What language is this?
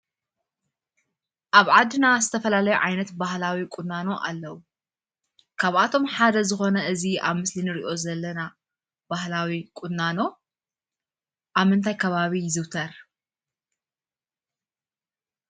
Tigrinya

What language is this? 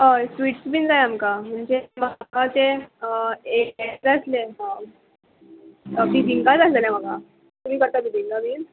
Konkani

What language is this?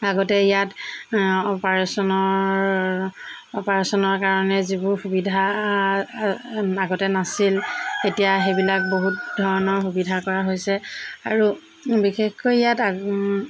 Assamese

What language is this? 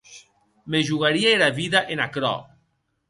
Occitan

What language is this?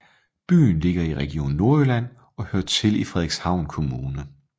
Danish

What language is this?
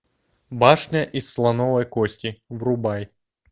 Russian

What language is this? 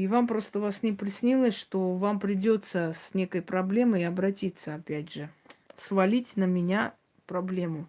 Russian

